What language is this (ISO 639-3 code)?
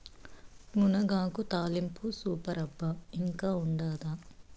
tel